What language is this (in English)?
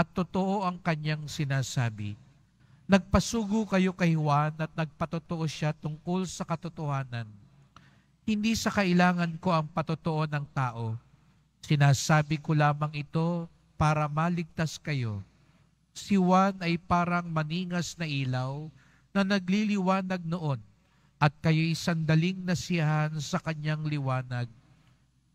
Filipino